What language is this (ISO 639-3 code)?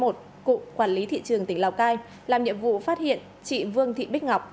vie